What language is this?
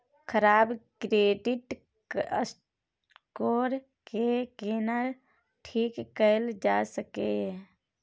Maithili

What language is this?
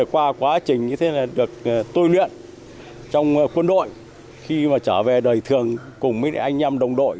Vietnamese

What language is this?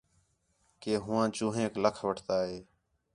Khetrani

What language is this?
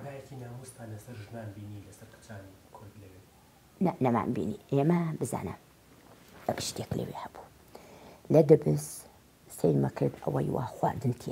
Arabic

